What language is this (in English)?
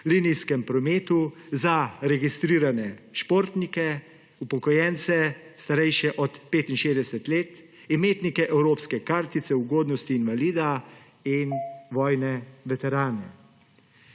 Slovenian